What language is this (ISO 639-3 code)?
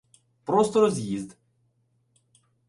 ukr